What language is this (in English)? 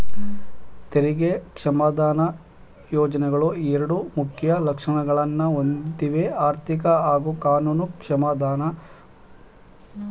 Kannada